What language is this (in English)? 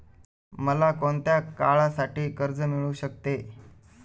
Marathi